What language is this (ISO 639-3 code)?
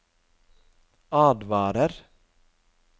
nor